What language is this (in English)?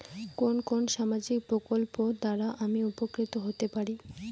Bangla